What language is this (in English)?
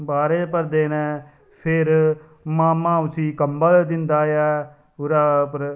Dogri